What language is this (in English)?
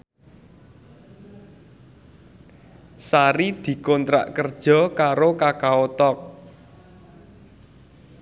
Javanese